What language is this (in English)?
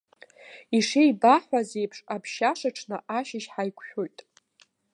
Abkhazian